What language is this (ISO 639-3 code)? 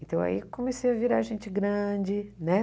por